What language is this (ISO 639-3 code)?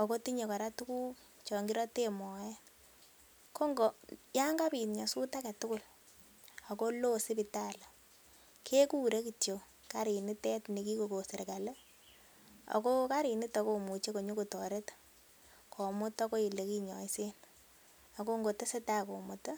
kln